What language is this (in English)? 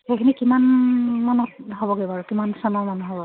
Assamese